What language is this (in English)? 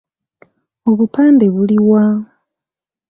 Ganda